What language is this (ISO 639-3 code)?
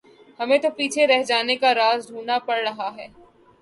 urd